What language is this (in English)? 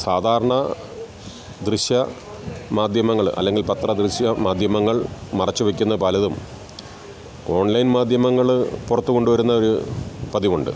Malayalam